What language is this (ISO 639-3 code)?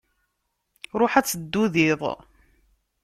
kab